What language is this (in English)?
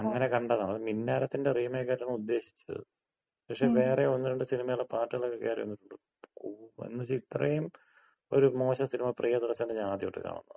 Malayalam